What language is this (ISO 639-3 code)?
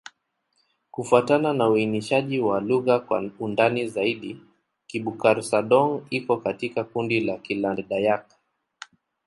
swa